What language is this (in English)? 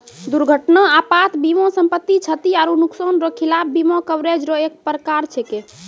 Maithili